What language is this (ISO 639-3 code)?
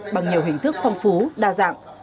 vie